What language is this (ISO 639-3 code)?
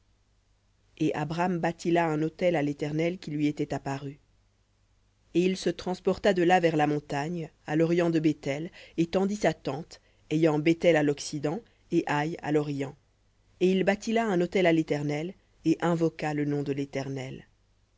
fra